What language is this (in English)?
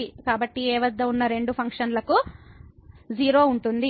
Telugu